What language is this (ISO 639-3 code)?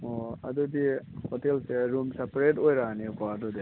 mni